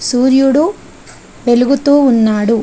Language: Telugu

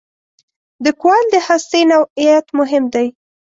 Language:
Pashto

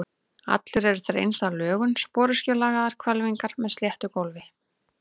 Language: Icelandic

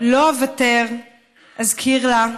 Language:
Hebrew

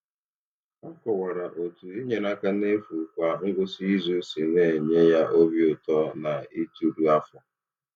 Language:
Igbo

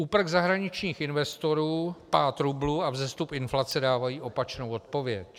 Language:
Czech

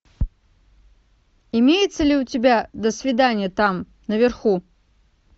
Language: Russian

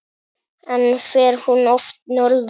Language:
Icelandic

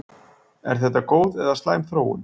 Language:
Icelandic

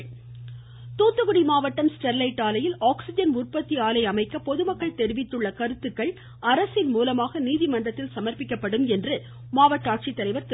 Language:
Tamil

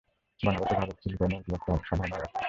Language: Bangla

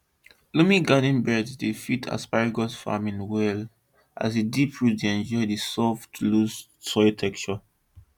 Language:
Nigerian Pidgin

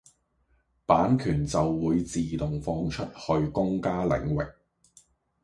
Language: Cantonese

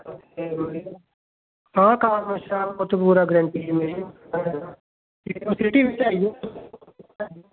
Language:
Dogri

